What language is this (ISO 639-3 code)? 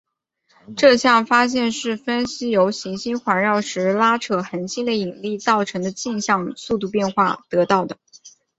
zho